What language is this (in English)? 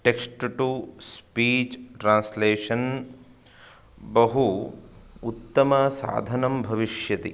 Sanskrit